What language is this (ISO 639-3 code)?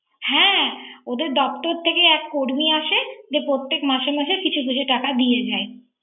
ben